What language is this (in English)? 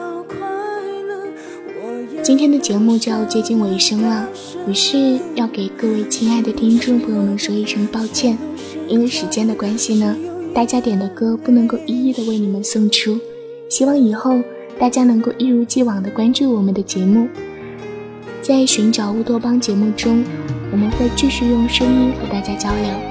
Chinese